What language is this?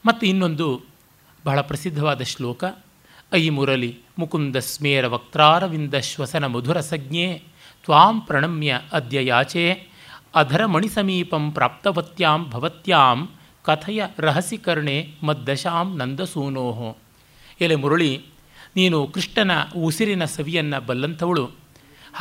Kannada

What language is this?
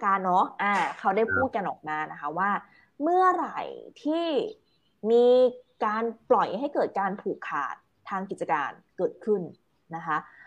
Thai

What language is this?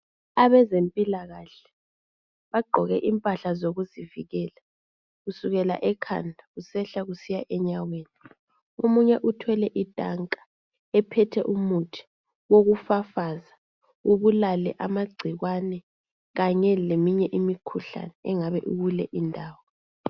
North Ndebele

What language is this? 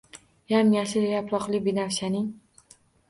Uzbek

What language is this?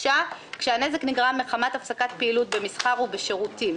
Hebrew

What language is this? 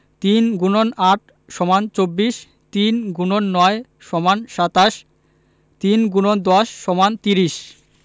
Bangla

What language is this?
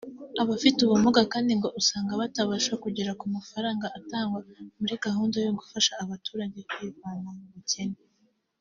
Kinyarwanda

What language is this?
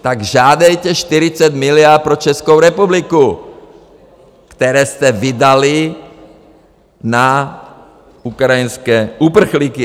Czech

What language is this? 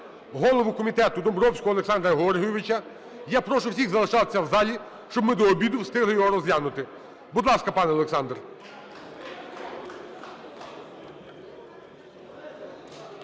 Ukrainian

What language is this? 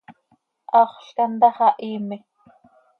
Seri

